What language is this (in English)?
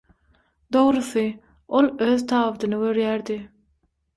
Turkmen